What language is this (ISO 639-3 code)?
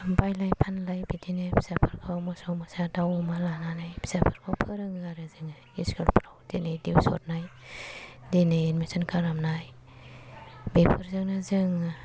brx